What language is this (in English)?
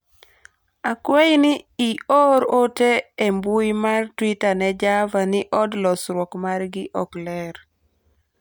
Luo (Kenya and Tanzania)